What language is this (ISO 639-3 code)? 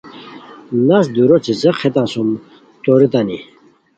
khw